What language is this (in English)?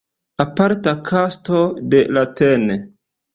Esperanto